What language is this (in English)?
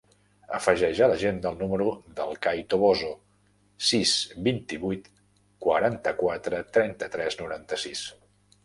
Catalan